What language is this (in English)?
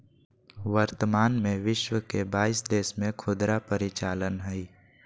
Magahi